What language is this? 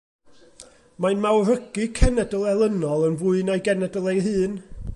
Welsh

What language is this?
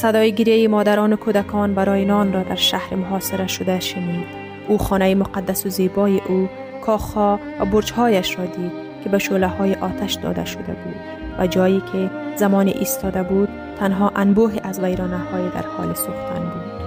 Persian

